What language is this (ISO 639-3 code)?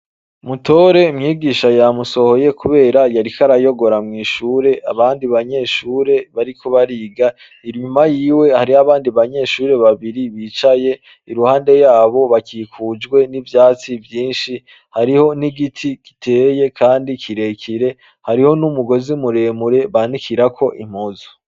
run